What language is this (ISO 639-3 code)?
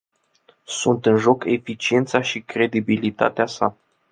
ron